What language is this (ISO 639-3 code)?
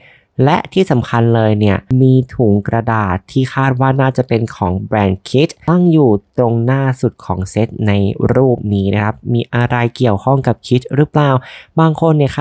tha